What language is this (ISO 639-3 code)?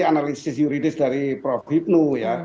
ind